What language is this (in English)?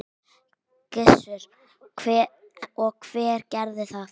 Icelandic